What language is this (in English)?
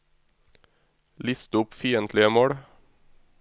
Norwegian